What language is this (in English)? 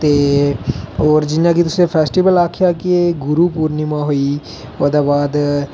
Dogri